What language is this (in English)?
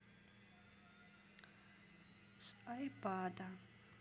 Russian